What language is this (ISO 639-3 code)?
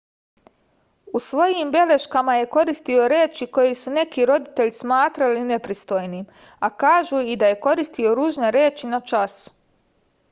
srp